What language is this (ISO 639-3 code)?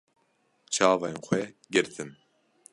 kur